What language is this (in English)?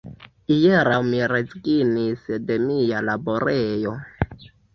Esperanto